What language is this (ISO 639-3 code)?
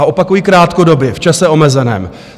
ces